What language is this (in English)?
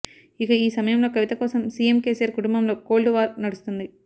Telugu